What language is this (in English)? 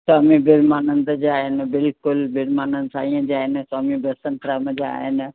Sindhi